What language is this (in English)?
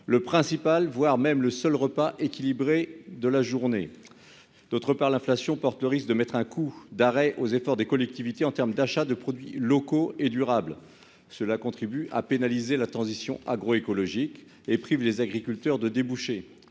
French